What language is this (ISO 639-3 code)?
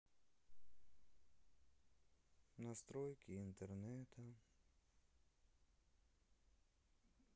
rus